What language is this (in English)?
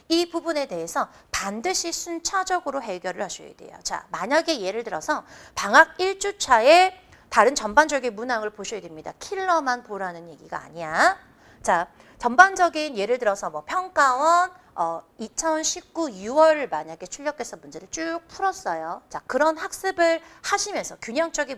Korean